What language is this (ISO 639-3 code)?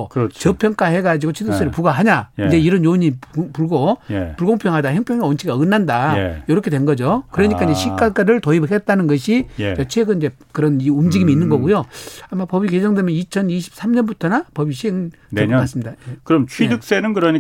kor